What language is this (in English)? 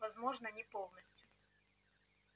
Russian